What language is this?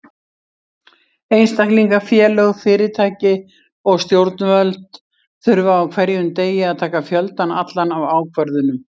Icelandic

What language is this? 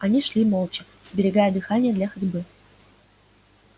Russian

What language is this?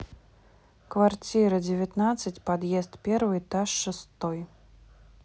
Russian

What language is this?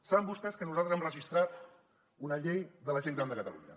Catalan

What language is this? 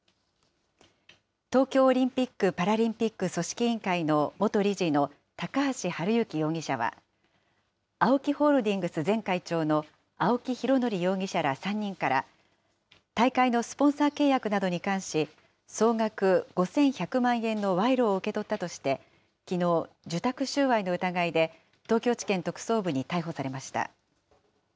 Japanese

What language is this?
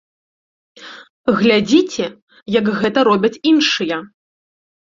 Belarusian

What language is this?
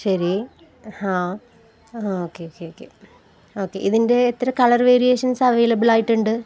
Malayalam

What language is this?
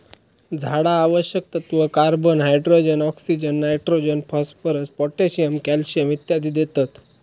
Marathi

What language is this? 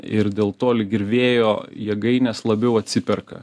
Lithuanian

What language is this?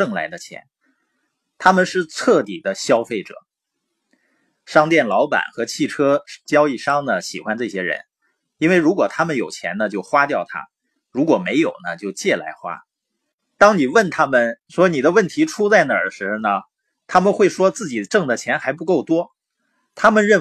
Chinese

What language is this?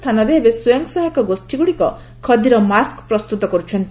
Odia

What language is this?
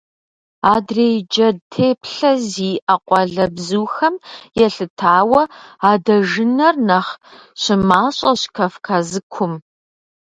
Kabardian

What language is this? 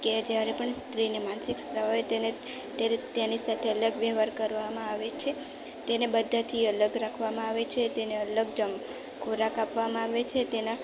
Gujarati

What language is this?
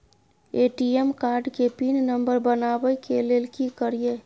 Maithili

